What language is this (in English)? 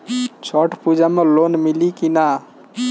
Bhojpuri